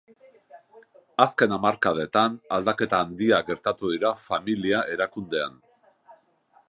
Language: Basque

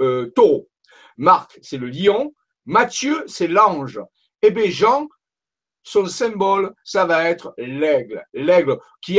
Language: French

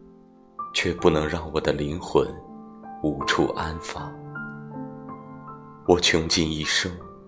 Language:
Chinese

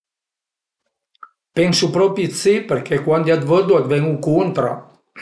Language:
Piedmontese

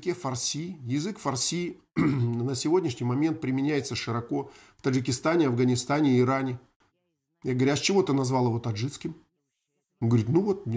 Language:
Russian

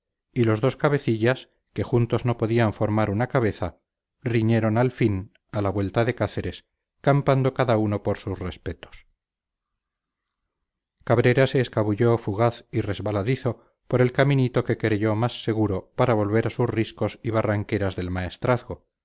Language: Spanish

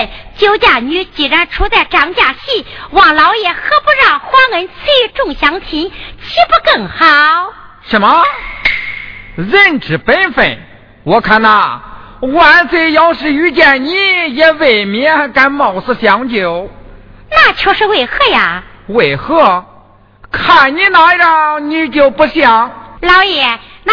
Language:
Chinese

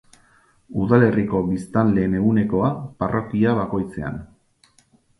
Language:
Basque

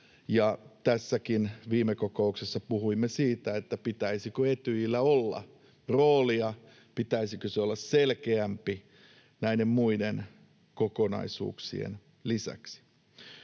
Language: Finnish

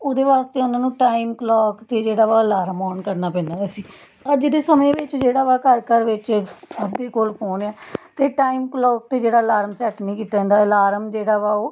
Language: Punjabi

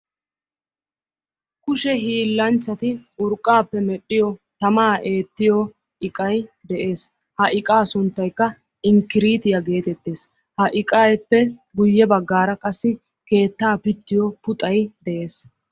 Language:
Wolaytta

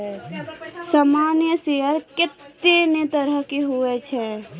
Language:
Maithili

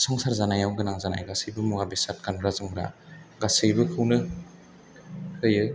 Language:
Bodo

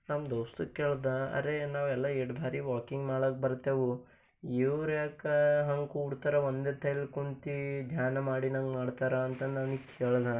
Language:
Kannada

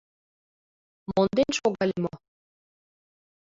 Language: Mari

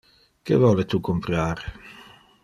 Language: Interlingua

